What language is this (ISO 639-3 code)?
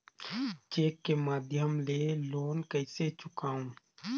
hne